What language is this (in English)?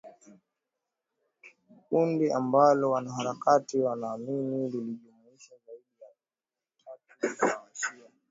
Swahili